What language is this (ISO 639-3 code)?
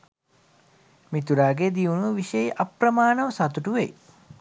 sin